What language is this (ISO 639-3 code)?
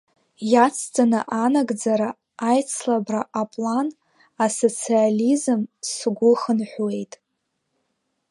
abk